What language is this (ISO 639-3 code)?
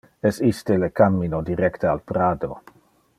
ina